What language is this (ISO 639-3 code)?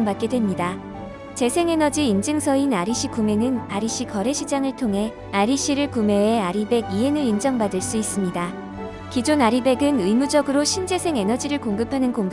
kor